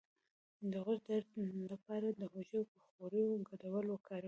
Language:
Pashto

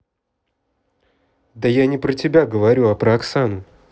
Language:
Russian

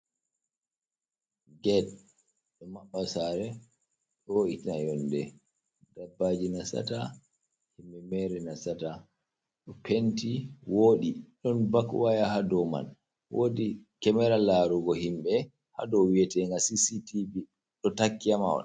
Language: Fula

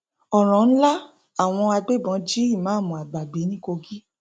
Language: Yoruba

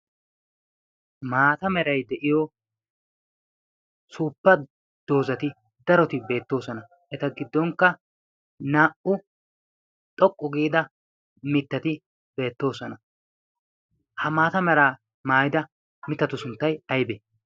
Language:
Wolaytta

